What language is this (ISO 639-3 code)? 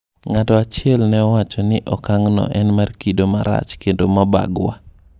luo